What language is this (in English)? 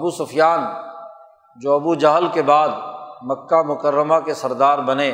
Urdu